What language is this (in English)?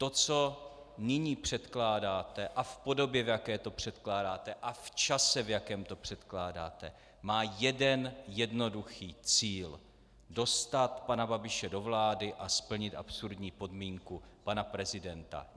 Czech